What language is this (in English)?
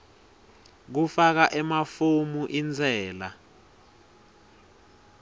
Swati